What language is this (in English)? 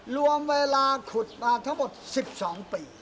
Thai